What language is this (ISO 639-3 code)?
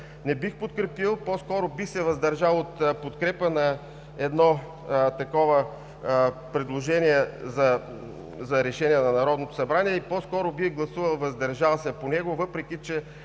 bul